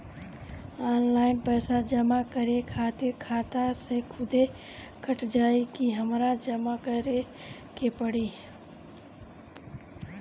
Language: Bhojpuri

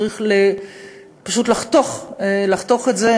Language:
Hebrew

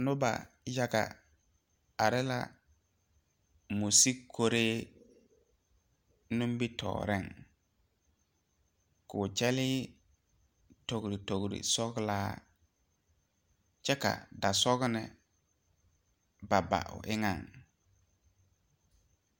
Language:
Southern Dagaare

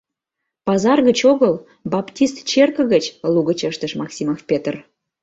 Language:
Mari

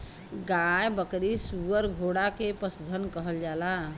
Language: Bhojpuri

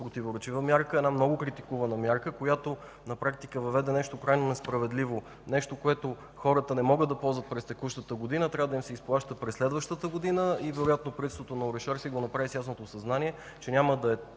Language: Bulgarian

